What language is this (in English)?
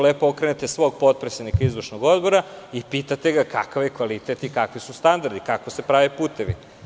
Serbian